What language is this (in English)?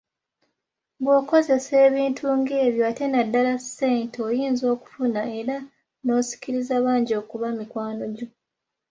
Ganda